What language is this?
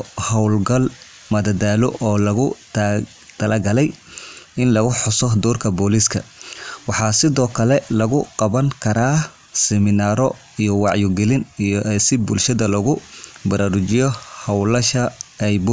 Somali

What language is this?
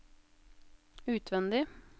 Norwegian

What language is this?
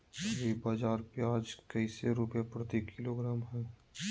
Magahi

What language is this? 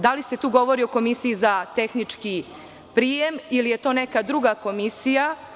Serbian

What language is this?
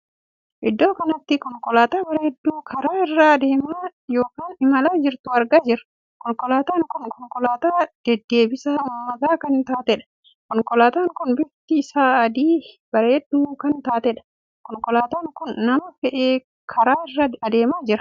Oromo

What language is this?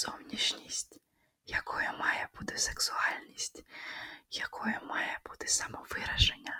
Ukrainian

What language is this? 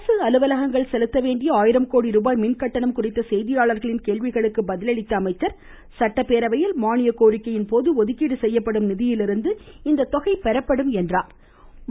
Tamil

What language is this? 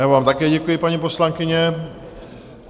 Czech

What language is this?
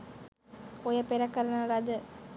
Sinhala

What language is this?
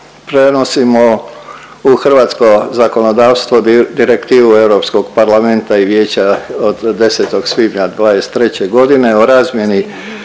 Croatian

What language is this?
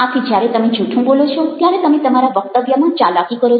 Gujarati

